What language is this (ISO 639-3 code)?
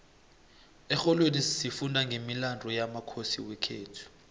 nbl